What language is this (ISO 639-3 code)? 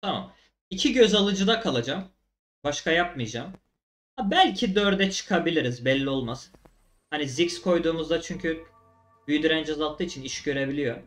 tur